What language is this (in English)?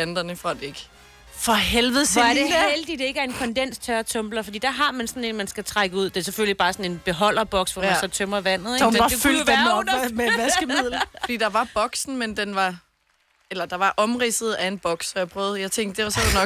Danish